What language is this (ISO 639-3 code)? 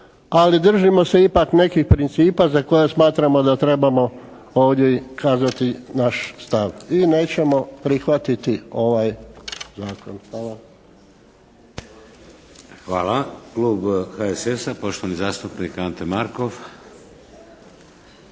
hrv